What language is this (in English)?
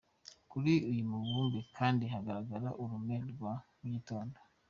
Kinyarwanda